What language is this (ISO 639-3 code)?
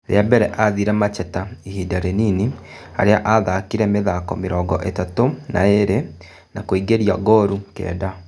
kik